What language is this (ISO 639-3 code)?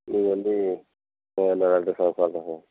tam